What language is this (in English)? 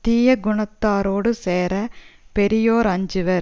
Tamil